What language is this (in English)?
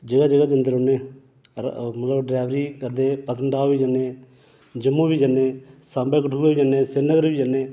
Dogri